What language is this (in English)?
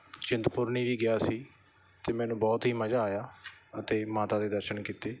Punjabi